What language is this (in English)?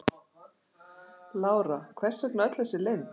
Icelandic